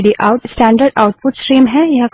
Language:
Hindi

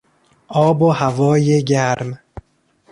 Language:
Persian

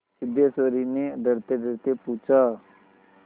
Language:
Hindi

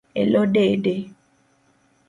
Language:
Luo (Kenya and Tanzania)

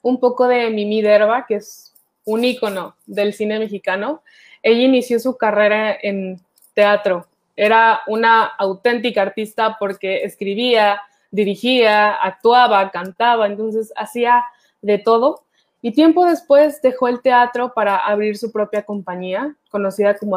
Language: Spanish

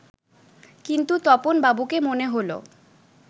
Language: Bangla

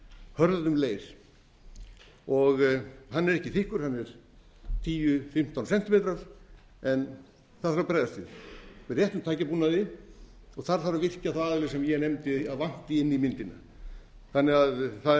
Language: Icelandic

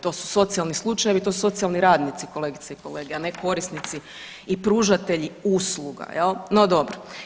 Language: Croatian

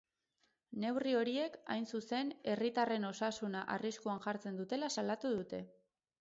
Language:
Basque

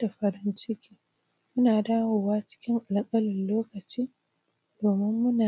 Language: Hausa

